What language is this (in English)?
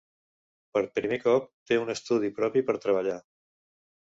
Catalan